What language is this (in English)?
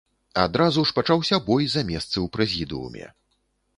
Belarusian